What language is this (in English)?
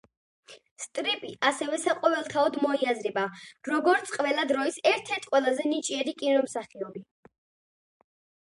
Georgian